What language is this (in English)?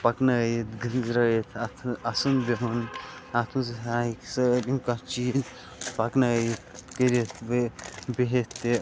Kashmiri